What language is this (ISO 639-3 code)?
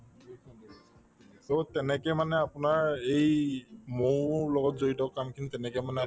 asm